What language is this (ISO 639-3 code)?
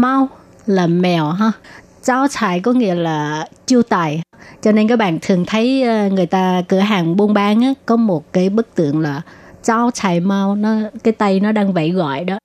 vie